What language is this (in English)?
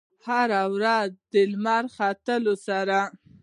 Pashto